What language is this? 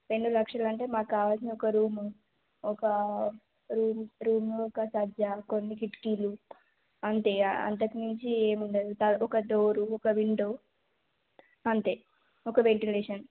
Telugu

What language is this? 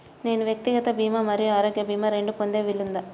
Telugu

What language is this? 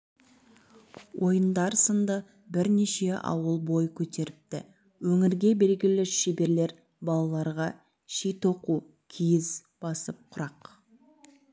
Kazakh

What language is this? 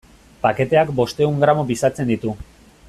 Basque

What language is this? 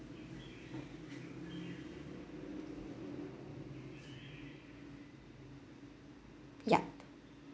English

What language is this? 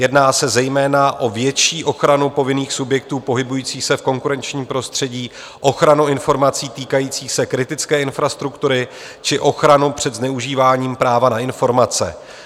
Czech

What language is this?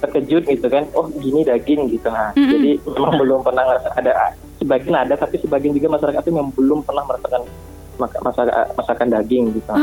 Indonesian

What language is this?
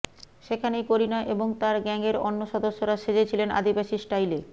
Bangla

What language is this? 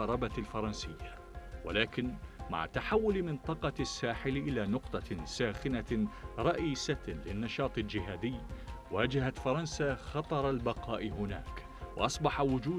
Arabic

